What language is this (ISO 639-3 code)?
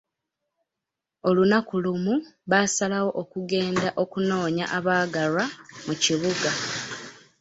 lug